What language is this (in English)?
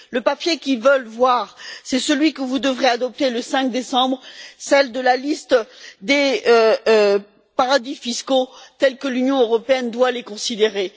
French